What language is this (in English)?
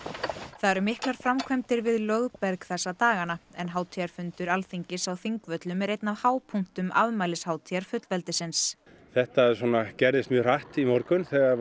Icelandic